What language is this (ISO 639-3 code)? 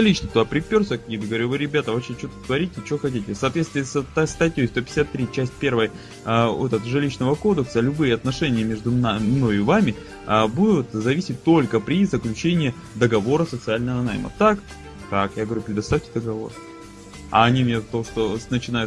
rus